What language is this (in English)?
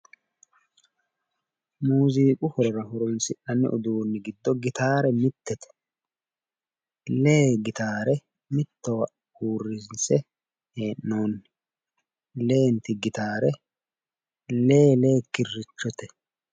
Sidamo